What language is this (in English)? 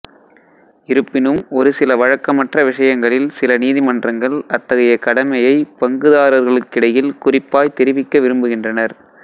Tamil